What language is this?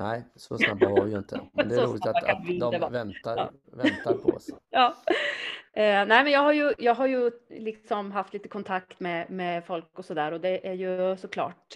Swedish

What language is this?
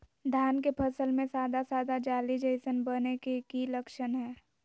Magahi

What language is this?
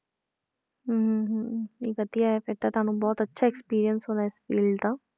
Punjabi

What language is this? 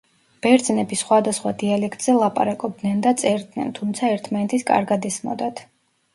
Georgian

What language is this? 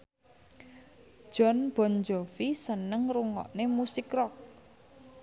Javanese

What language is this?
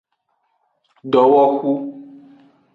Aja (Benin)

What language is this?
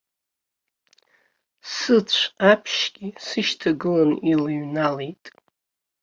Abkhazian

